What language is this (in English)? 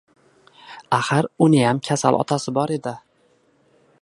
Uzbek